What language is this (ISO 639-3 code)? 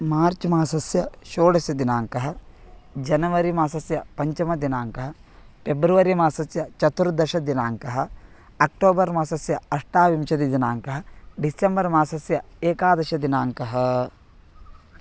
san